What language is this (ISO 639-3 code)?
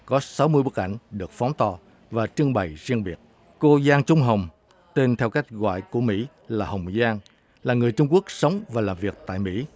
vie